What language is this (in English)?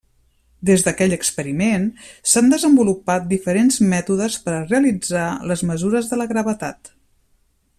Catalan